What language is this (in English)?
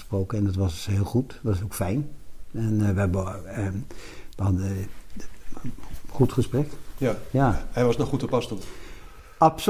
Dutch